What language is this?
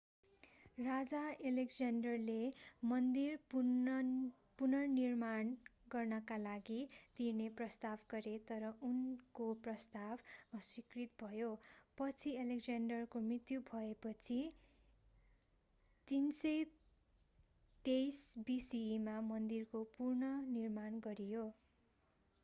Nepali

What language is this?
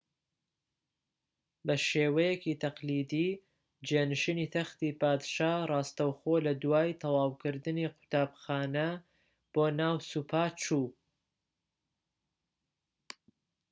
Central Kurdish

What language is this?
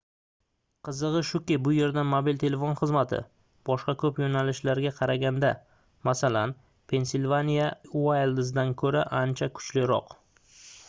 Uzbek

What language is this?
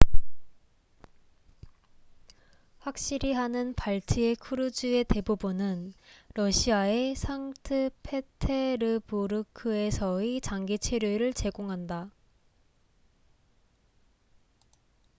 Korean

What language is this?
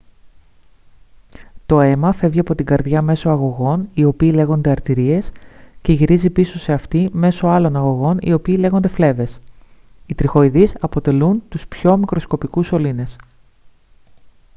Greek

